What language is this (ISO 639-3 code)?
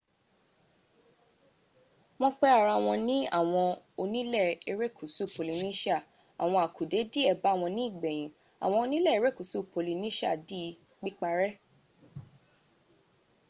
yor